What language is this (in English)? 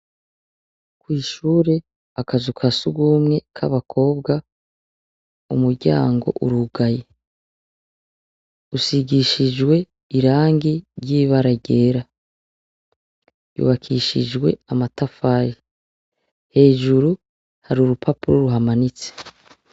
Rundi